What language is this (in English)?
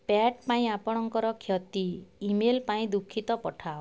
Odia